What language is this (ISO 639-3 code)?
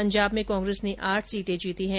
hin